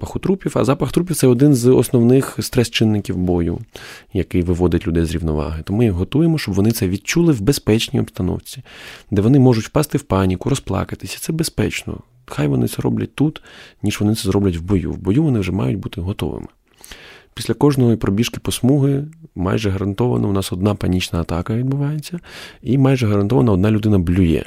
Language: Ukrainian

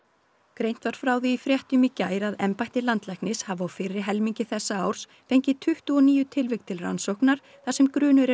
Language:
Icelandic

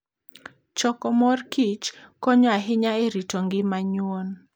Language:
Luo (Kenya and Tanzania)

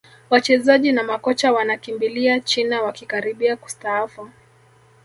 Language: Swahili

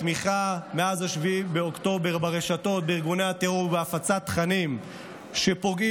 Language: Hebrew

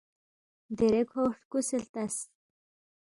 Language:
Balti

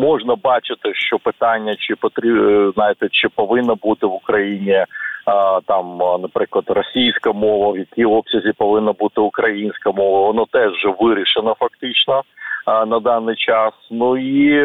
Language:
Ukrainian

